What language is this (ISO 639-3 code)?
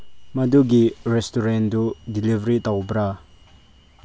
mni